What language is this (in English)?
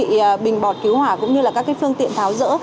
Vietnamese